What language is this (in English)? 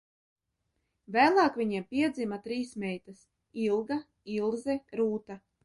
Latvian